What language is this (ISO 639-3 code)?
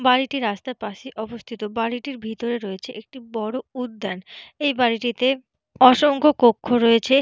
ben